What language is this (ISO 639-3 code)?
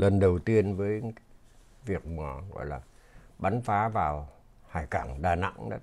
vie